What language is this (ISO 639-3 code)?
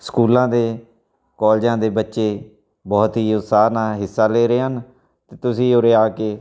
pan